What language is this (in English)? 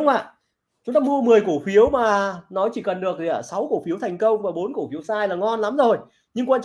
Vietnamese